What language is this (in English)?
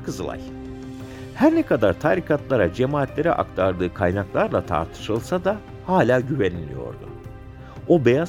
Turkish